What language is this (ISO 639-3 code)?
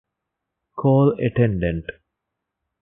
div